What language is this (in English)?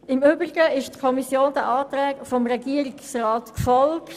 Swiss German